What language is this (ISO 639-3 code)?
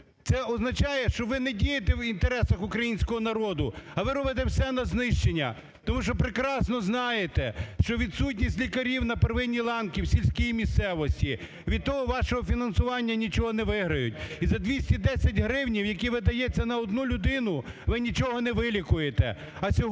ukr